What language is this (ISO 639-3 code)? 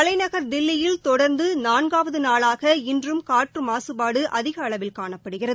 tam